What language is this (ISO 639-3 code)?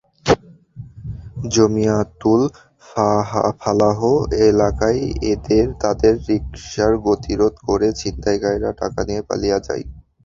ben